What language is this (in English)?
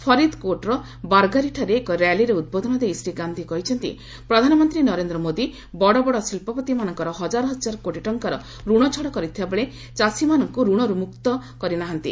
Odia